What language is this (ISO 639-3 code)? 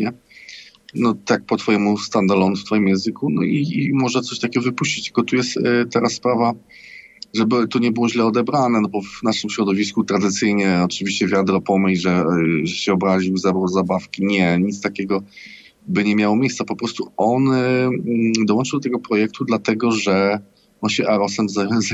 pol